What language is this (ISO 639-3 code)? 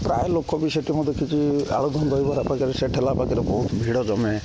ori